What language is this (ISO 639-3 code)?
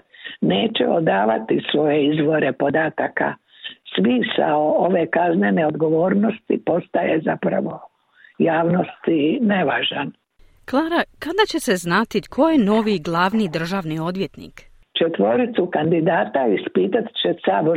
hrv